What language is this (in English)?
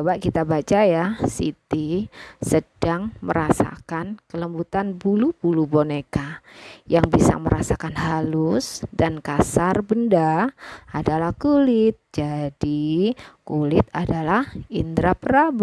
Indonesian